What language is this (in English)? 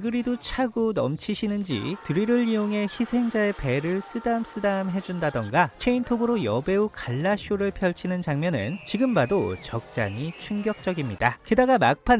Korean